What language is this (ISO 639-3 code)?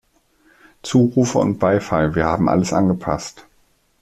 deu